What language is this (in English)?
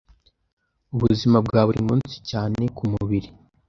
Kinyarwanda